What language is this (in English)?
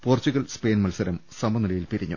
Malayalam